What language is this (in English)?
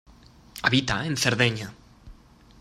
Spanish